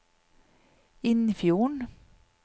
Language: Norwegian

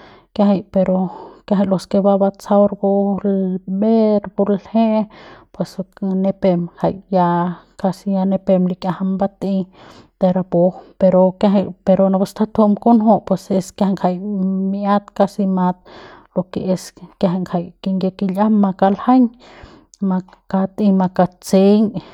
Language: Central Pame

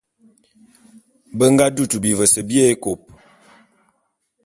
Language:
Bulu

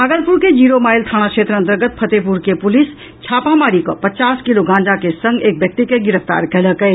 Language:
Maithili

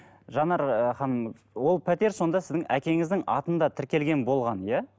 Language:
Kazakh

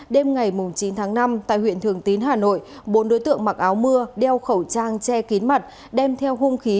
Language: Vietnamese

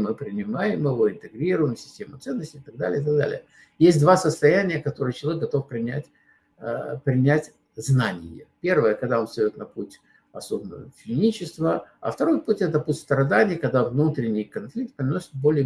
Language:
Russian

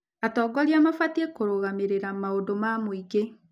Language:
Kikuyu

